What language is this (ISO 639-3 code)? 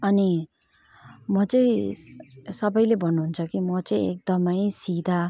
nep